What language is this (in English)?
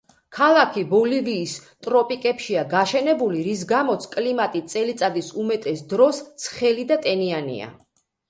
Georgian